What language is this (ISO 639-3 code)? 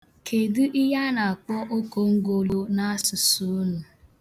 ibo